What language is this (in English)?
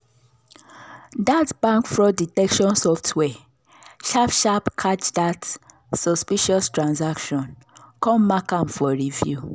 Nigerian Pidgin